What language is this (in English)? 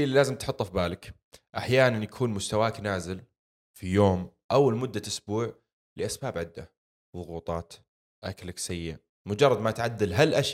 Arabic